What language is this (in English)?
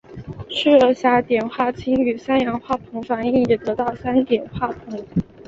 Chinese